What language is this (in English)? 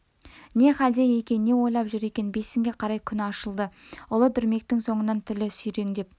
Kazakh